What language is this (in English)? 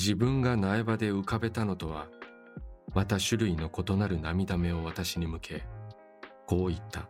Japanese